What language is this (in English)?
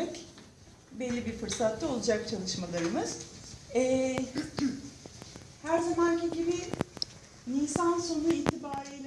Turkish